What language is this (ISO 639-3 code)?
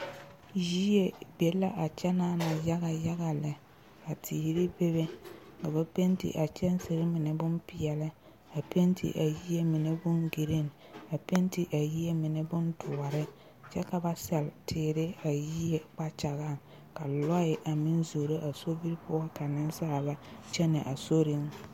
dga